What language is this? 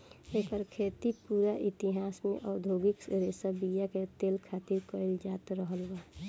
Bhojpuri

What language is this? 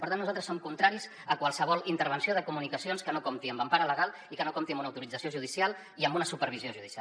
Catalan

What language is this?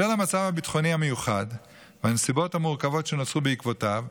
Hebrew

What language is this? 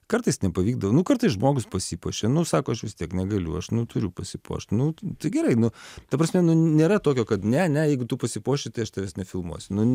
Lithuanian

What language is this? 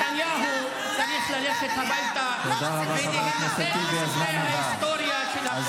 Hebrew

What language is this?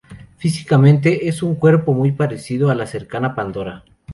Spanish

